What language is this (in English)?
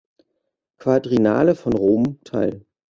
German